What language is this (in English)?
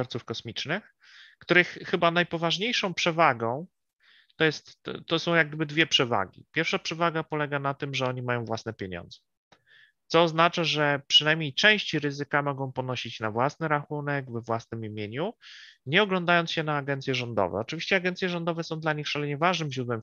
Polish